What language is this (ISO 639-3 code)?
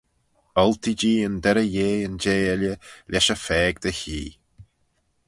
glv